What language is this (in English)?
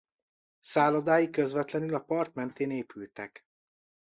Hungarian